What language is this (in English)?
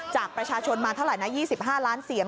Thai